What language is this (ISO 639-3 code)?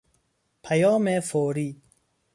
fas